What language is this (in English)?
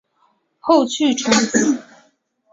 Chinese